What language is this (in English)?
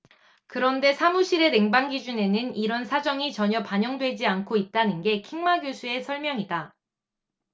Korean